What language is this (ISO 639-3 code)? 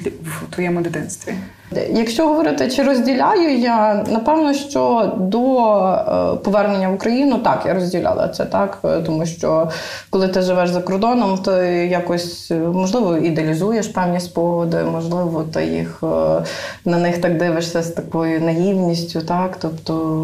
ukr